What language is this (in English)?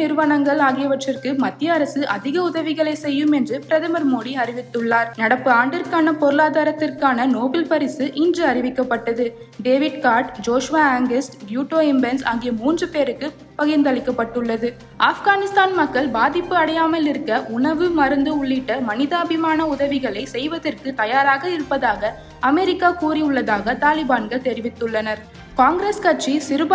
Tamil